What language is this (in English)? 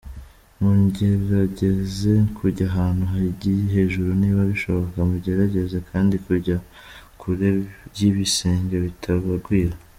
Kinyarwanda